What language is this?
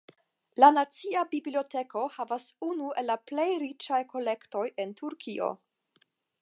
Esperanto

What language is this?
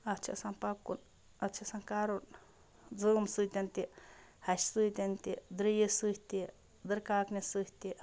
Kashmiri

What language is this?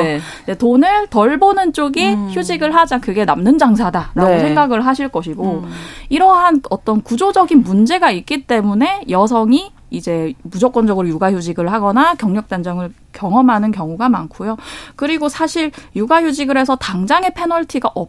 Korean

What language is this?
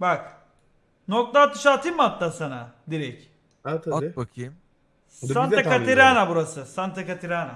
Turkish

